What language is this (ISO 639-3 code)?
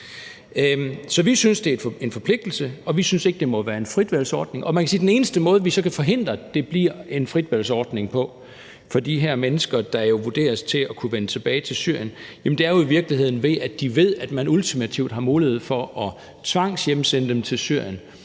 dan